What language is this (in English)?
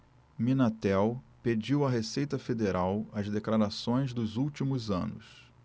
Portuguese